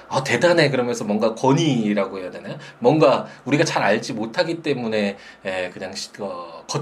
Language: Korean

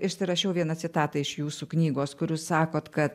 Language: Lithuanian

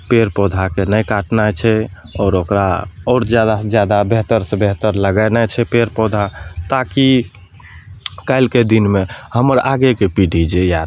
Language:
Maithili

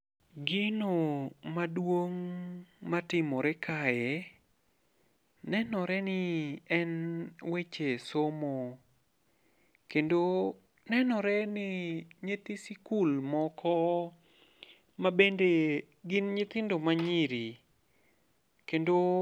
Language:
Luo (Kenya and Tanzania)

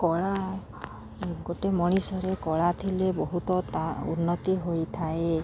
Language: Odia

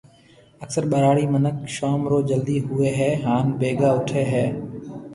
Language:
Marwari (Pakistan)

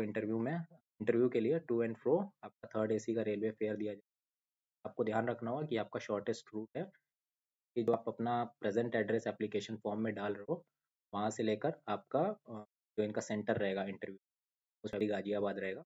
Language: Hindi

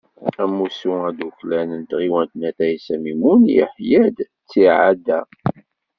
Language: Kabyle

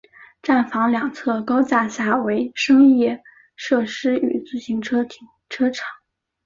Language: Chinese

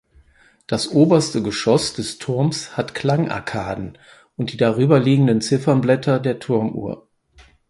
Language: German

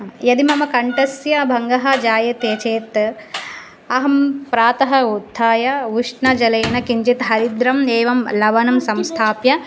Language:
Sanskrit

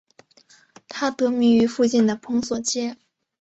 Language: Chinese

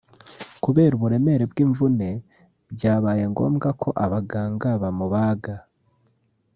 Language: Kinyarwanda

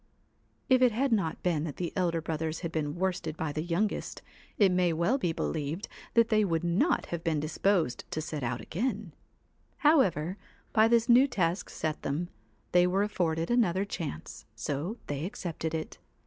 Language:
English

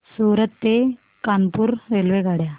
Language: Marathi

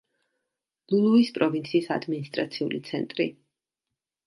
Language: Georgian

